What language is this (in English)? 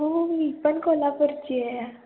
Marathi